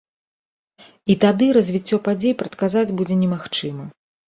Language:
Belarusian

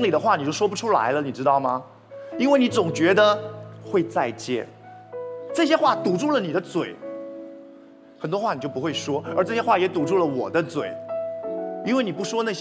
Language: Chinese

